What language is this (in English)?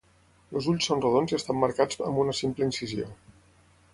Catalan